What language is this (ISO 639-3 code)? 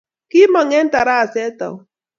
kln